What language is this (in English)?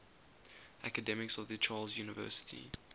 English